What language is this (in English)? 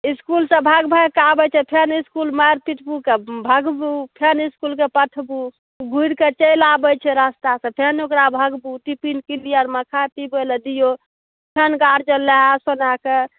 Maithili